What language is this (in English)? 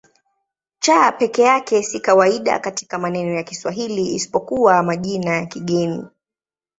Swahili